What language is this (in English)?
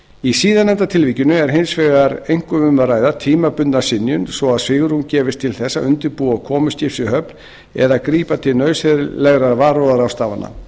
Icelandic